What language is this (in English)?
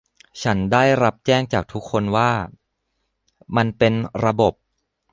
Thai